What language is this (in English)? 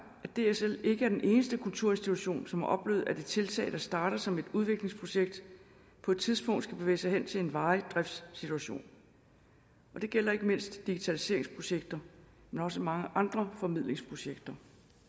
Danish